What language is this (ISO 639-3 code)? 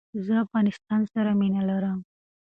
pus